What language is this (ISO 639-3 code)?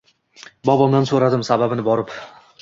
uzb